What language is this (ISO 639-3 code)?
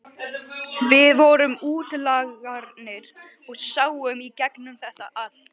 isl